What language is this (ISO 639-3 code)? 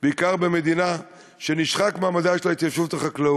heb